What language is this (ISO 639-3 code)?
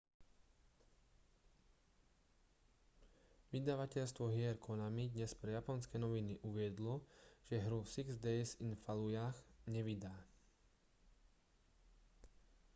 slk